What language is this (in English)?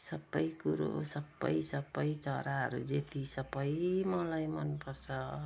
Nepali